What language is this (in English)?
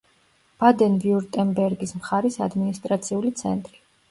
Georgian